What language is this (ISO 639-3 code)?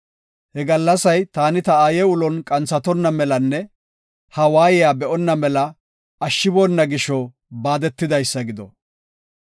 gof